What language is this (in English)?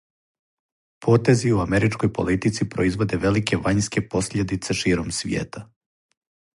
Serbian